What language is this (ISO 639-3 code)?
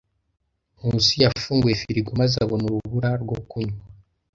kin